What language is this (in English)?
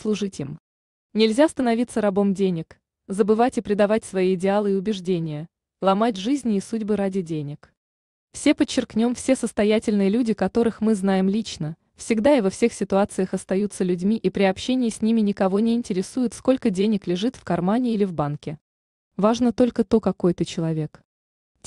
Russian